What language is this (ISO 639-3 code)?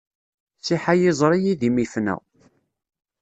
kab